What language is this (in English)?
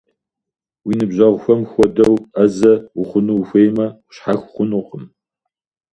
Kabardian